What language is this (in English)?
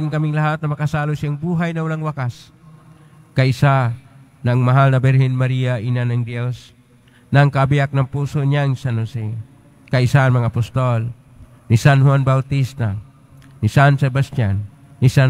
Filipino